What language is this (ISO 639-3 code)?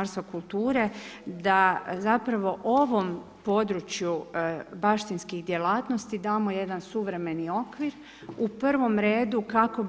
hrv